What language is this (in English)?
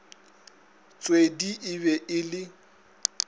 Northern Sotho